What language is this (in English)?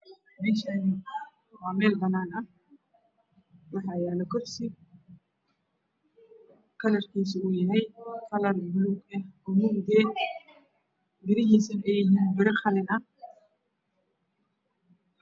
Somali